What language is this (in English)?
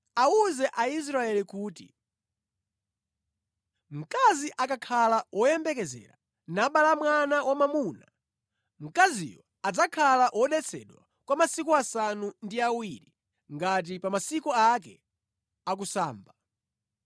Nyanja